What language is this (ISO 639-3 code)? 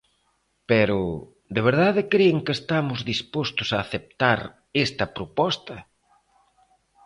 glg